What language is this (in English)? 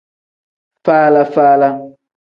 Tem